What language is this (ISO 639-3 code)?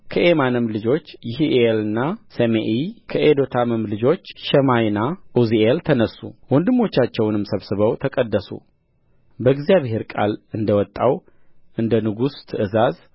amh